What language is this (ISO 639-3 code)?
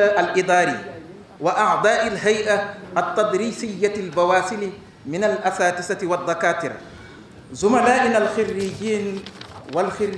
ara